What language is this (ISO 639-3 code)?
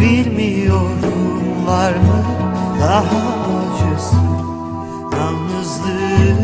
tur